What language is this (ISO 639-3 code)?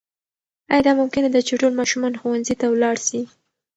pus